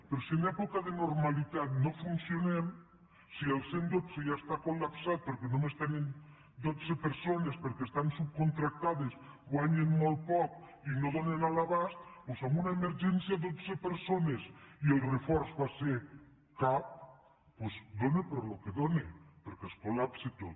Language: Catalan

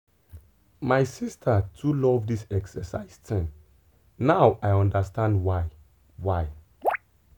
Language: Nigerian Pidgin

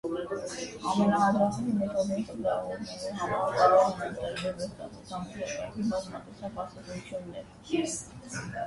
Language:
Armenian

